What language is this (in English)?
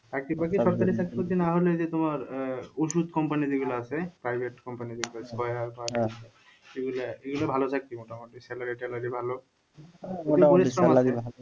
Bangla